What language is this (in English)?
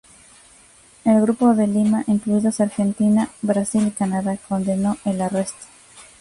Spanish